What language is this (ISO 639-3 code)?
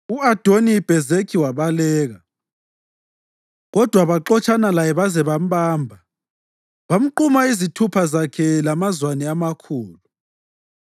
nde